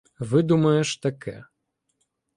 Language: Ukrainian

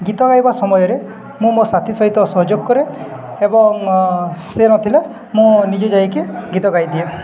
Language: Odia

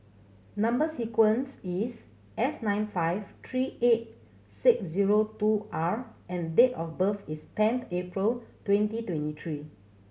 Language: English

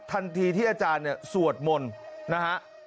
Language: Thai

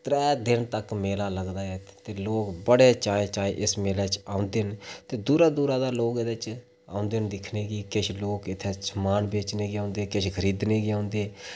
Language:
Dogri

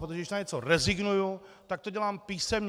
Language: Czech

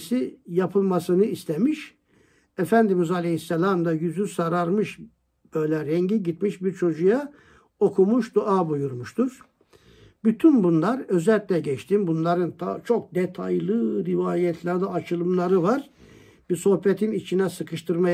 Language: Turkish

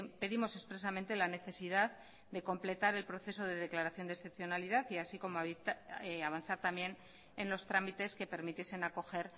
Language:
Spanish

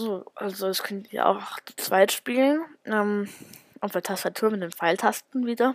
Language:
German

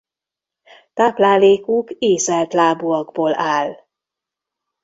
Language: Hungarian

